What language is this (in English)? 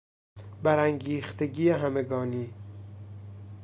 Persian